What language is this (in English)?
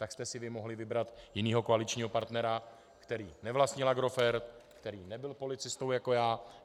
Czech